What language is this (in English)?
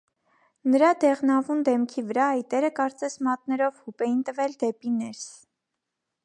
Armenian